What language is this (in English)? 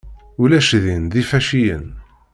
Kabyle